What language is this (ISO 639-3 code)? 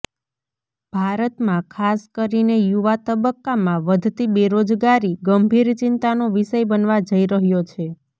guj